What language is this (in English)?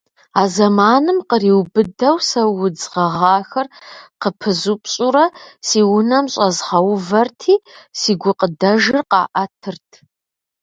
Kabardian